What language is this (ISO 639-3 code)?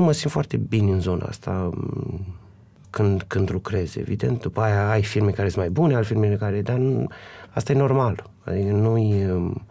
ron